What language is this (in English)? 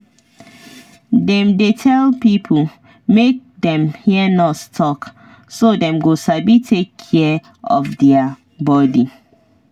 Nigerian Pidgin